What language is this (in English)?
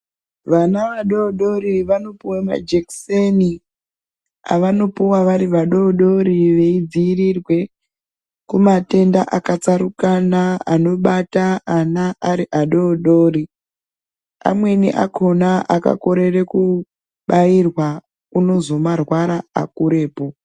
Ndau